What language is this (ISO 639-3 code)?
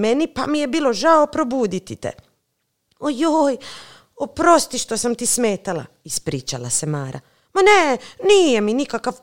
hrv